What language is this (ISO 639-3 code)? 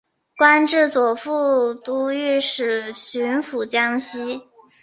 zho